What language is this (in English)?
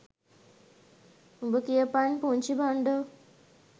Sinhala